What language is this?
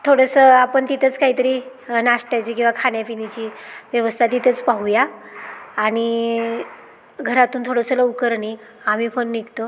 Marathi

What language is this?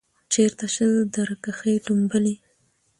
Pashto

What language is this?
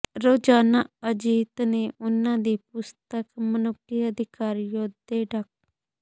Punjabi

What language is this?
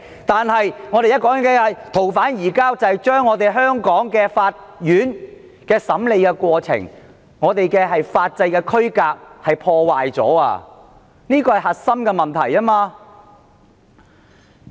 Cantonese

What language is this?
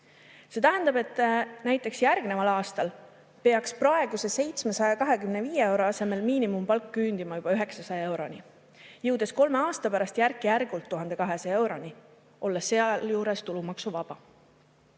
Estonian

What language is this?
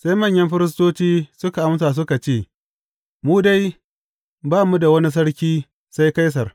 Hausa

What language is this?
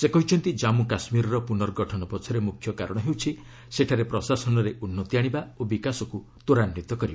Odia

